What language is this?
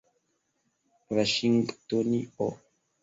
Esperanto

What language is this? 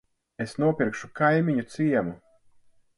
Latvian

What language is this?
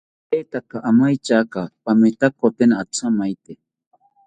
South Ucayali Ashéninka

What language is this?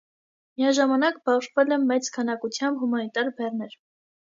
Armenian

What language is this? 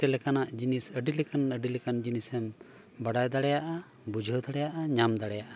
Santali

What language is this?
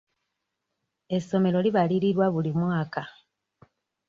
Ganda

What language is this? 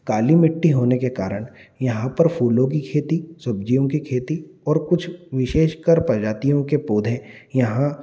Hindi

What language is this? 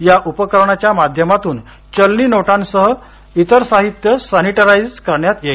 Marathi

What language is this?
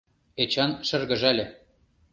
Mari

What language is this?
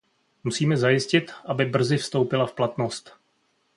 Czech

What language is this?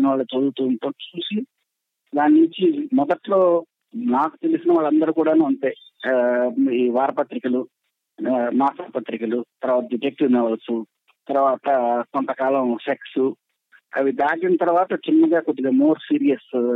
Telugu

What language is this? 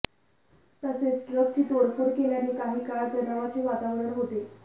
Marathi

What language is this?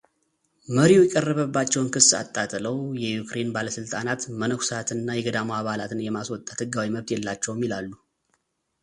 Amharic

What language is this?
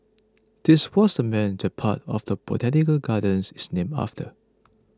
English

